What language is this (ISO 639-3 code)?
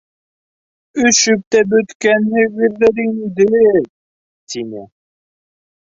bak